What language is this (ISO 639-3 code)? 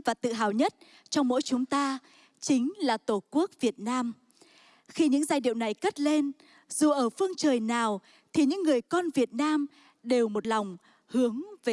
vie